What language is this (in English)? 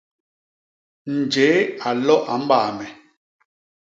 Basaa